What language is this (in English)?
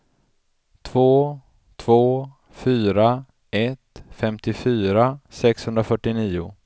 Swedish